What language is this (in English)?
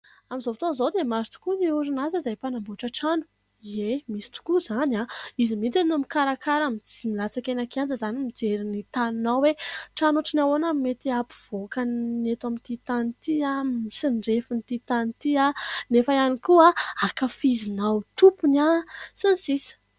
Malagasy